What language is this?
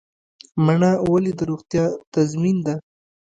Pashto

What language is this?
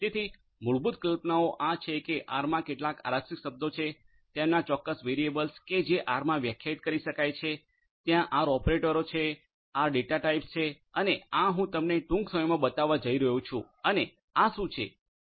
Gujarati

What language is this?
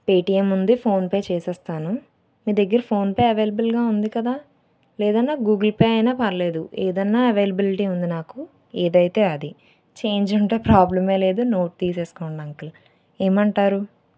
Telugu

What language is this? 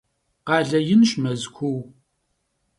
Kabardian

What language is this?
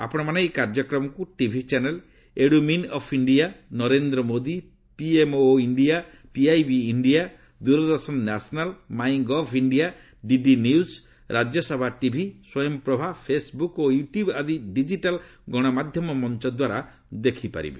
Odia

